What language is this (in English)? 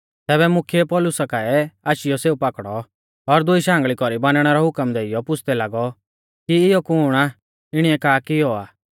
Mahasu Pahari